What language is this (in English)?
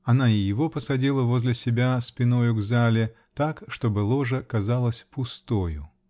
Russian